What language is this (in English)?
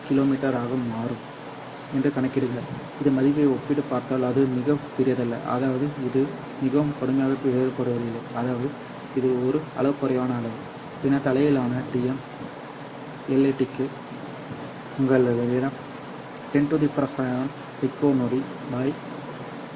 Tamil